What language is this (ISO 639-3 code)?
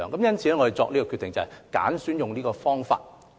yue